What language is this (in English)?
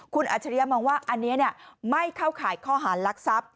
Thai